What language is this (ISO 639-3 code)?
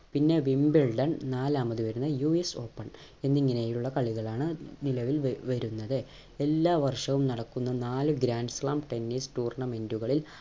mal